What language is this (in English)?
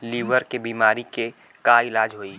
Bhojpuri